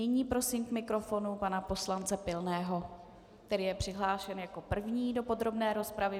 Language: Czech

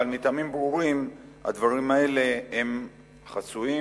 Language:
Hebrew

